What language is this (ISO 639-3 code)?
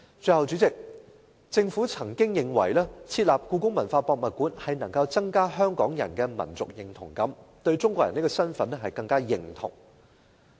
yue